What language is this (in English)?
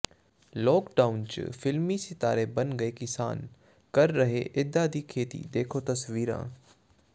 Punjabi